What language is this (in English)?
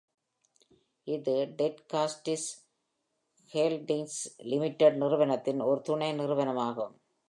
Tamil